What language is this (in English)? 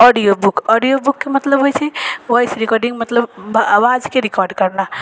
Maithili